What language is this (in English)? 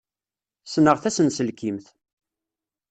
Kabyle